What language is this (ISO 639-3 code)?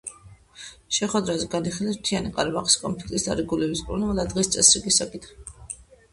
kat